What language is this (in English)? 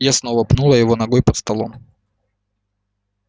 Russian